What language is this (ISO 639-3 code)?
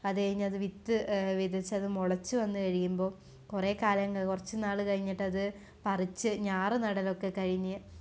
mal